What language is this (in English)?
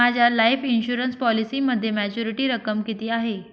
Marathi